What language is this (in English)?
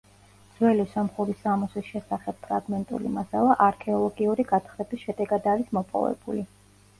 Georgian